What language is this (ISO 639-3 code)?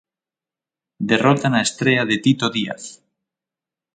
glg